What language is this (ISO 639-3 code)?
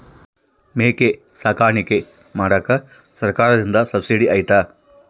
kan